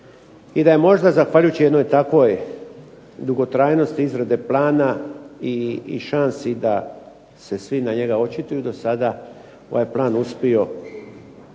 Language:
Croatian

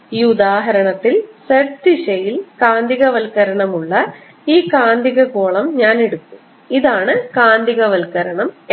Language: Malayalam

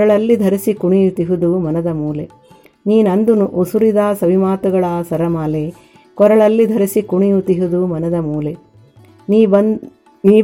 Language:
Kannada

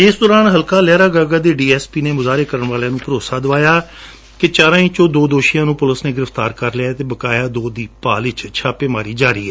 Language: Punjabi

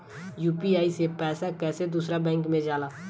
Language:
Bhojpuri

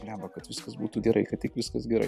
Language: Lithuanian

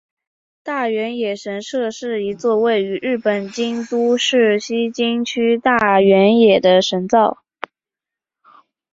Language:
Chinese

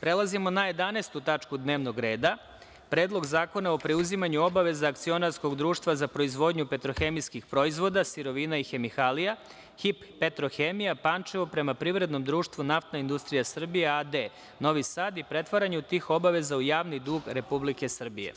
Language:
Serbian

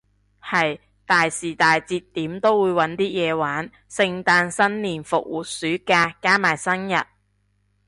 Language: Cantonese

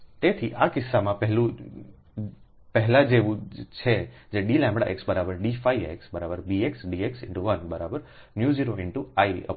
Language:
Gujarati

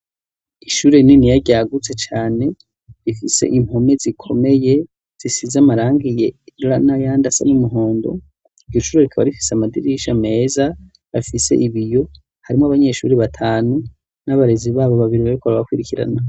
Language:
Rundi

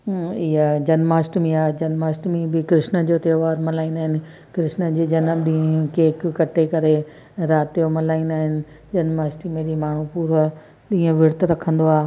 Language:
Sindhi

